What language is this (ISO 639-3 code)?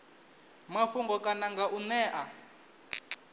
ven